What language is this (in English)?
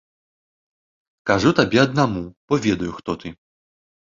Belarusian